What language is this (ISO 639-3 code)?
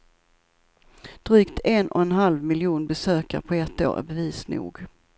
swe